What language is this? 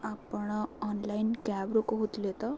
Odia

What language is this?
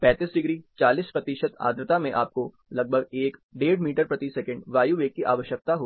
Hindi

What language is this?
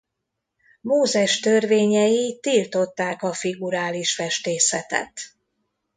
Hungarian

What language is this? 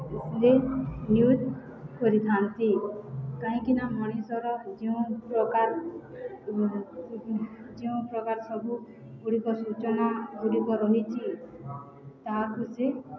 Odia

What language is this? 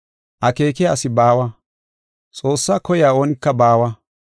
Gofa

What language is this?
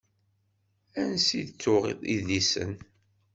Kabyle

